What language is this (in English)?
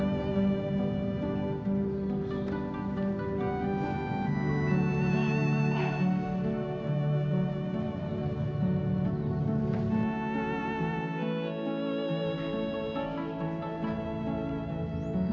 Indonesian